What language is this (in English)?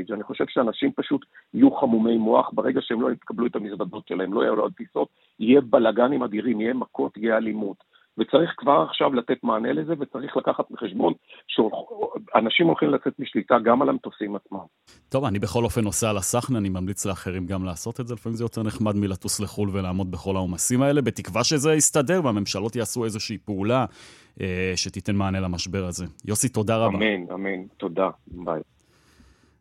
Hebrew